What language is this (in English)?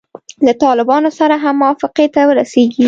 Pashto